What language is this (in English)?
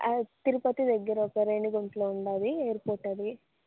Telugu